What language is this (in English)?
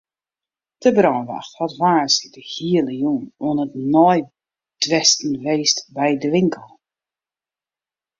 Western Frisian